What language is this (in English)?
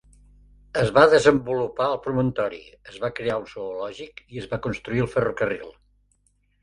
Catalan